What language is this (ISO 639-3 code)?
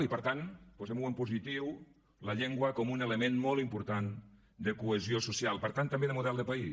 cat